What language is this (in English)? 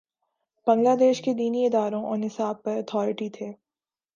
Urdu